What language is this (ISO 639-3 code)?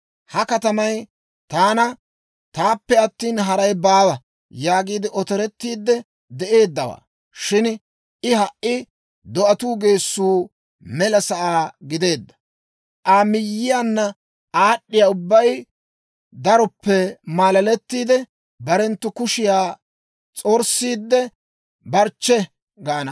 dwr